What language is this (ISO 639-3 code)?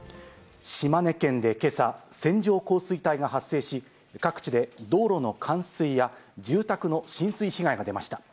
jpn